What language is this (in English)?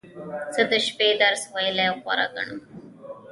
Pashto